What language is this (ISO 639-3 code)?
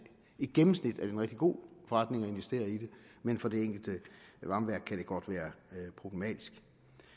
dan